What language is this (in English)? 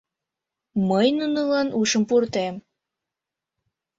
Mari